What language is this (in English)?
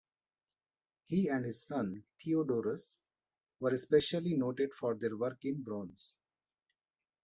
English